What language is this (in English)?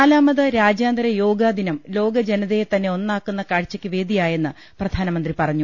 Malayalam